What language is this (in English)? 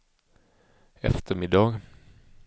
Swedish